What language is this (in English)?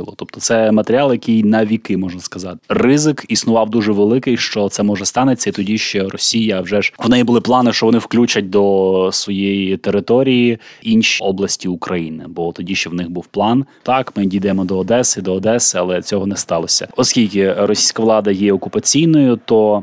Ukrainian